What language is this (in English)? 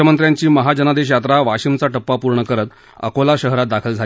Marathi